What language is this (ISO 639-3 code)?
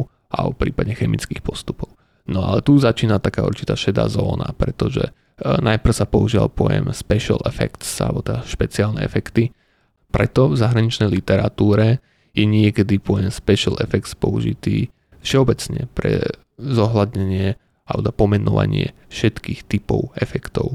slk